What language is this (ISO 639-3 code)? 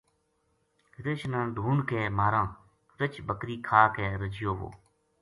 gju